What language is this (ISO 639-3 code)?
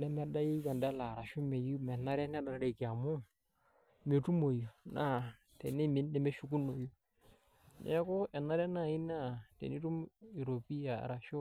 mas